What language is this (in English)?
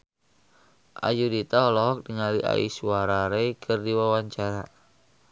Sundanese